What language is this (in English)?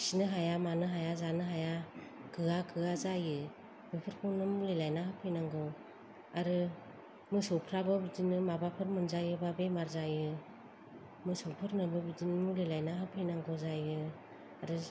Bodo